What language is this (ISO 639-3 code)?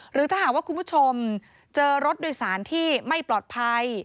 tha